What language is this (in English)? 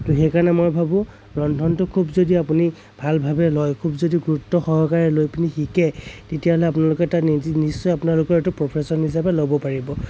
Assamese